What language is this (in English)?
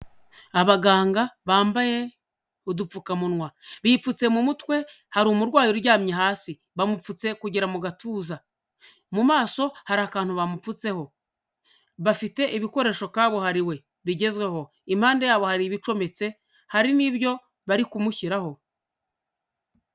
Kinyarwanda